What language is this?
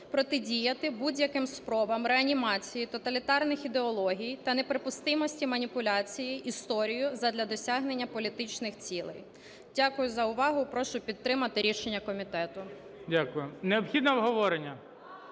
Ukrainian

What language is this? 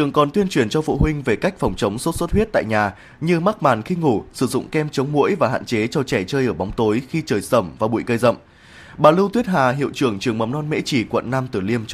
Vietnamese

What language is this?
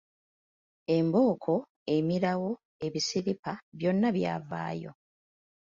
Ganda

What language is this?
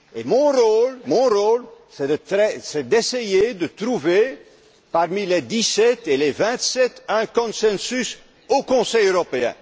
French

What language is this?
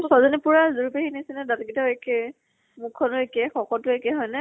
Assamese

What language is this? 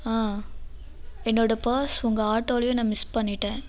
Tamil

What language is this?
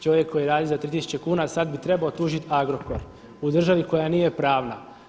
Croatian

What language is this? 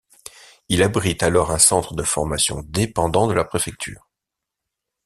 French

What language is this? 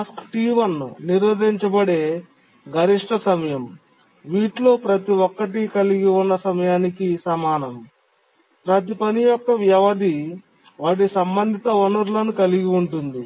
Telugu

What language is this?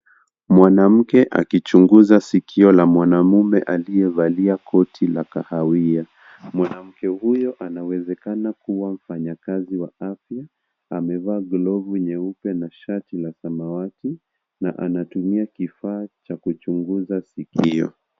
Swahili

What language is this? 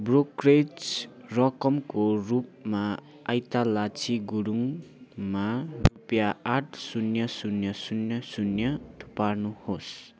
Nepali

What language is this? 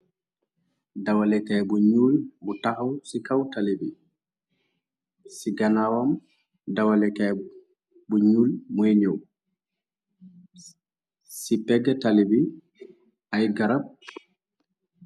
Wolof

